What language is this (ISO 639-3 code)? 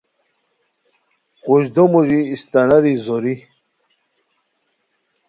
khw